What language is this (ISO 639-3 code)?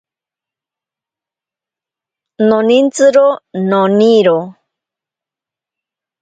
prq